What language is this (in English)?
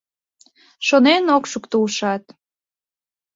Mari